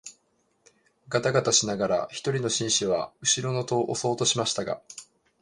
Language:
Japanese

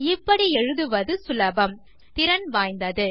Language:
Tamil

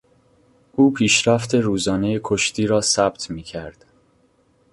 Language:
Persian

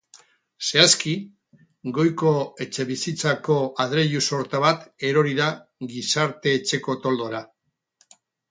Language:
Basque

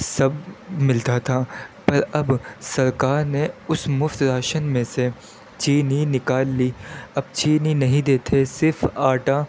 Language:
Urdu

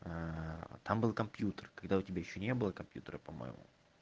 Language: Russian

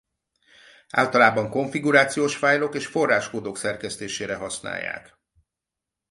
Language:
Hungarian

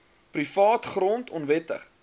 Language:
Afrikaans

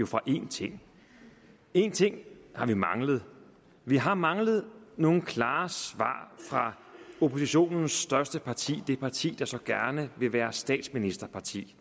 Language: Danish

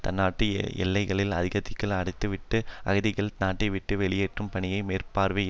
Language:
Tamil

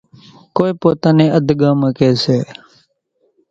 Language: Kachi Koli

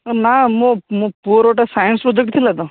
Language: Odia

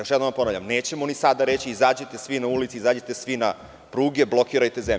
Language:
Serbian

